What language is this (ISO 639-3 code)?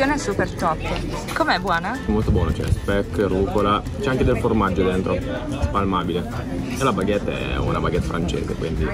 ita